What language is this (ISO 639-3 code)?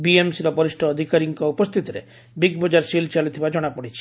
ori